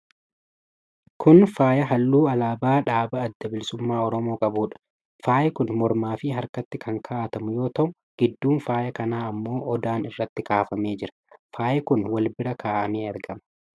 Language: Oromo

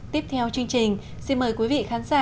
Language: Vietnamese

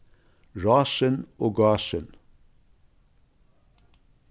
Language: Faroese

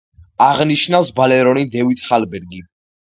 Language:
Georgian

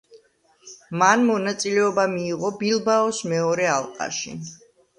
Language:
Georgian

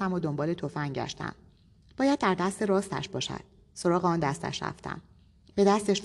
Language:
Persian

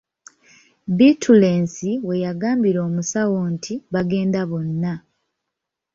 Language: Ganda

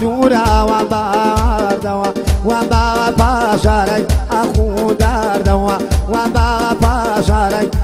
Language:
Arabic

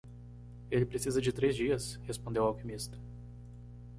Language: Portuguese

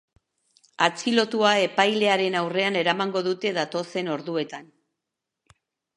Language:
Basque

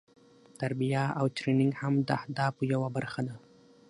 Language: Pashto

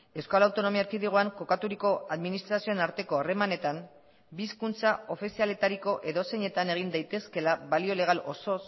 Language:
Basque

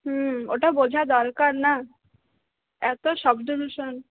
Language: Bangla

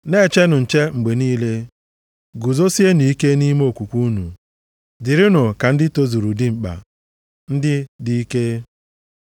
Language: Igbo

